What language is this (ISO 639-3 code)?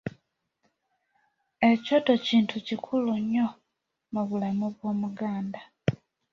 lug